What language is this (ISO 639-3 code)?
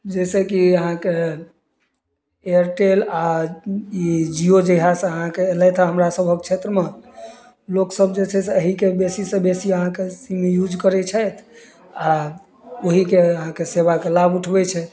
mai